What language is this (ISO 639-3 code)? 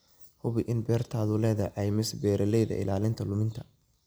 som